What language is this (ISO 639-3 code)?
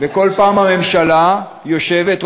heb